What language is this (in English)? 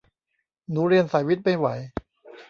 Thai